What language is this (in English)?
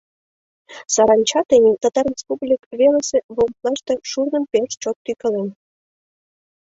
Mari